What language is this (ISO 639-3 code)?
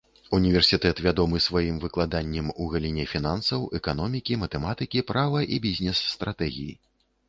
bel